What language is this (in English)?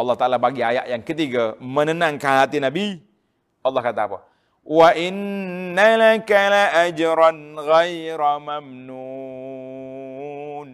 Malay